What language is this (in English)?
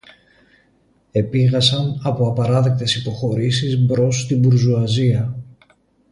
Greek